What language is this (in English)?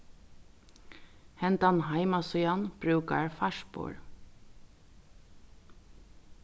Faroese